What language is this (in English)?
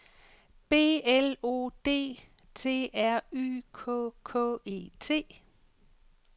Danish